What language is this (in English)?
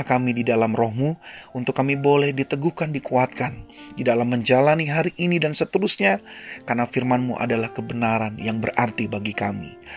Indonesian